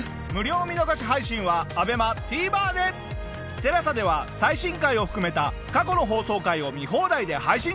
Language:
Japanese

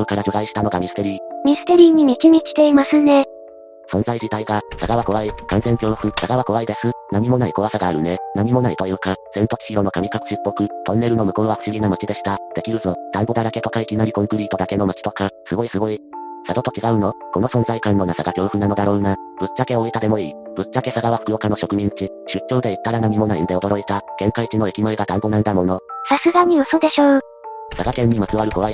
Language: Japanese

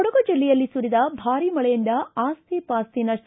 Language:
Kannada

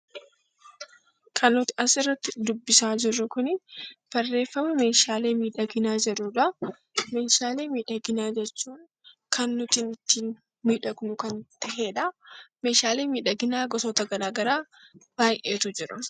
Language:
Oromo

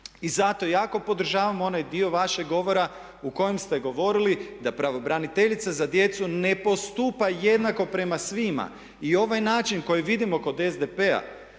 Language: Croatian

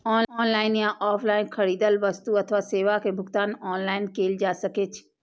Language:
Maithili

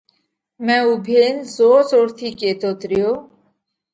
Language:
Parkari Koli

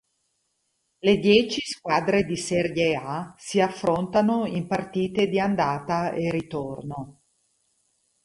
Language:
Italian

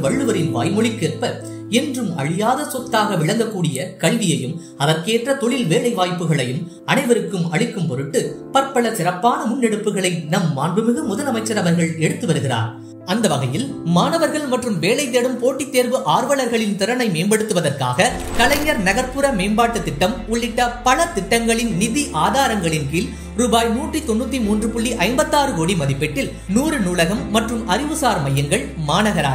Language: Tamil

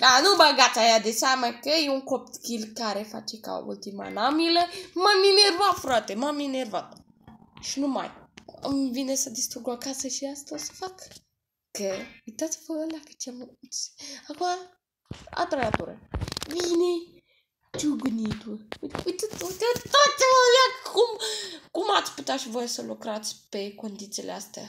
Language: Romanian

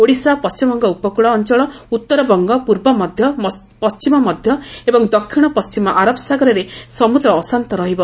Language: Odia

